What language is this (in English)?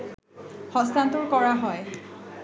Bangla